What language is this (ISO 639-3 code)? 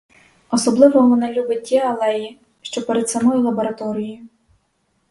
ukr